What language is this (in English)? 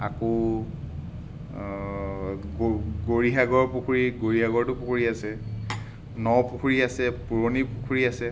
Assamese